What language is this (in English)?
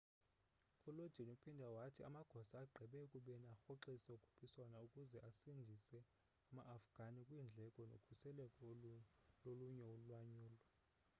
Xhosa